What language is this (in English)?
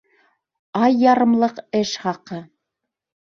Bashkir